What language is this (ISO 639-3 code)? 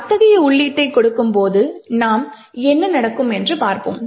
tam